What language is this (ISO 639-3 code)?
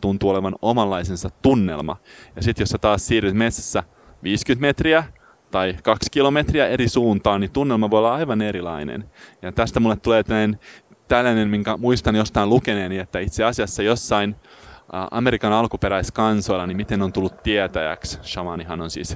fin